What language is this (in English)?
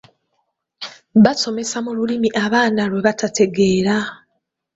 Ganda